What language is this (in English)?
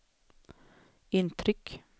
Swedish